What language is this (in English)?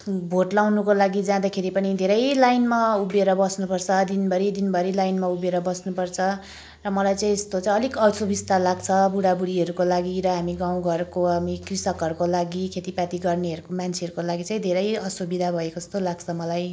Nepali